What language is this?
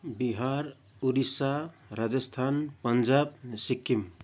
Nepali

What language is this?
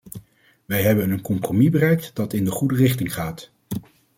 Dutch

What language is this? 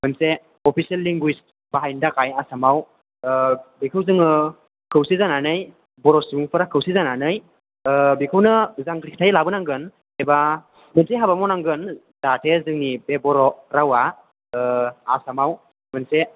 Bodo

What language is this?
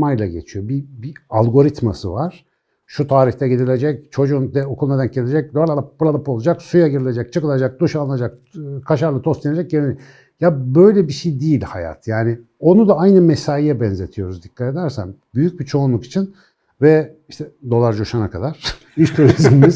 Turkish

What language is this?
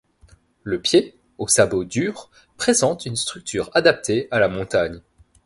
French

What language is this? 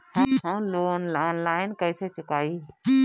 Bhojpuri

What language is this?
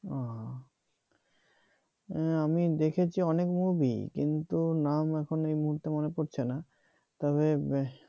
Bangla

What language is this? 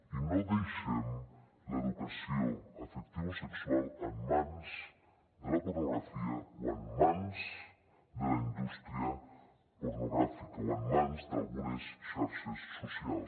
Catalan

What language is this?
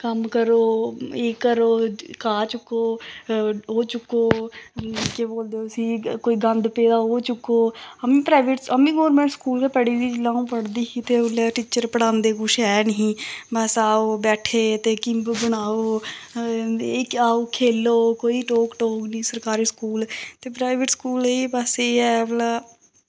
Dogri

